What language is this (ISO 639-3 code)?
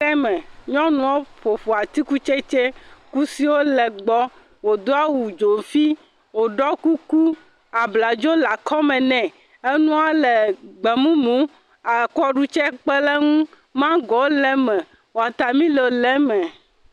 ewe